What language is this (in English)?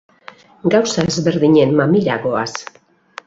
Basque